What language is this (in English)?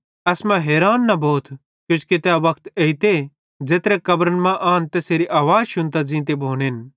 Bhadrawahi